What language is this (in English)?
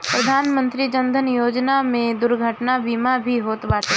Bhojpuri